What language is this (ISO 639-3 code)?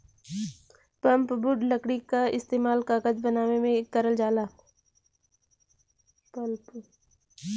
bho